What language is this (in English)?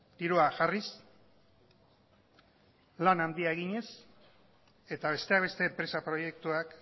Basque